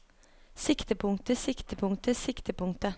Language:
Norwegian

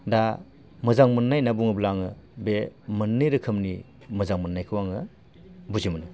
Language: Bodo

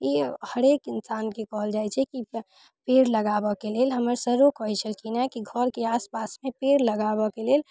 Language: Maithili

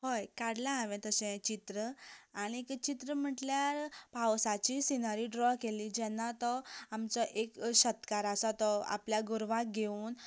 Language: Konkani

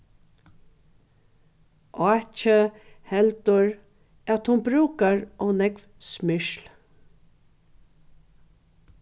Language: Faroese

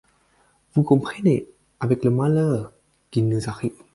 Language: French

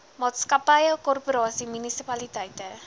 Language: Afrikaans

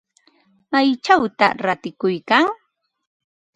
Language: Ambo-Pasco Quechua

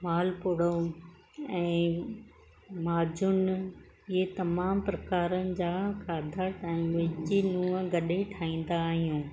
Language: Sindhi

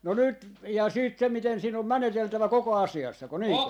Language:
Finnish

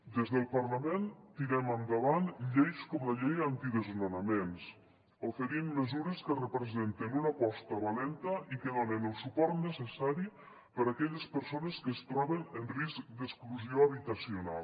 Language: Catalan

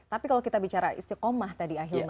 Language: Indonesian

